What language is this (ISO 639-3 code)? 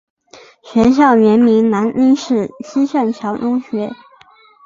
zho